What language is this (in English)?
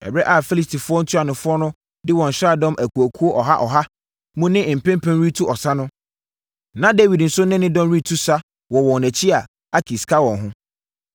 Akan